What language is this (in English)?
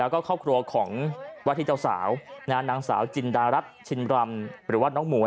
Thai